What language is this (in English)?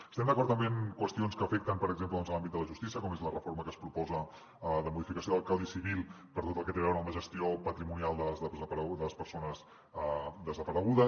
Catalan